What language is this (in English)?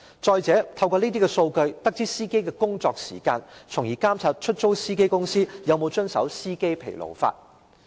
Cantonese